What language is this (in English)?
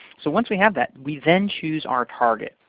English